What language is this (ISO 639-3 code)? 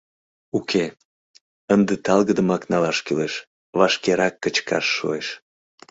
chm